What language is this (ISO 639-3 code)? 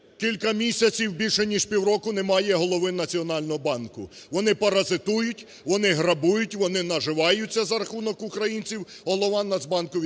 ukr